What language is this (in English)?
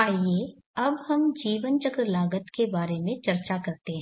Hindi